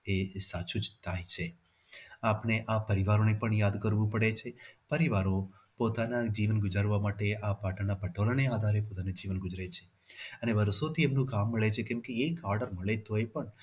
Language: Gujarati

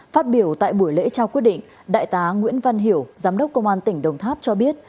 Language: Vietnamese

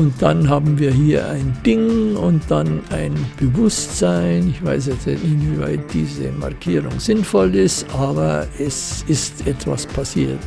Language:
German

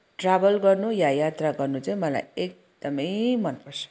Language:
Nepali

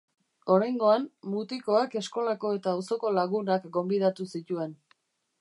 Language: Basque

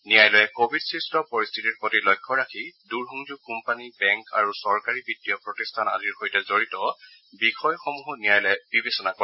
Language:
Assamese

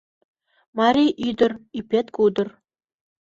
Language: Mari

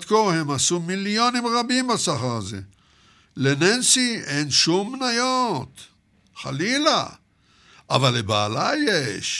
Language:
Hebrew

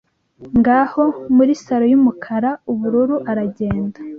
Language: Kinyarwanda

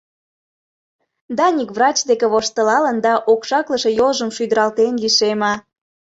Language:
Mari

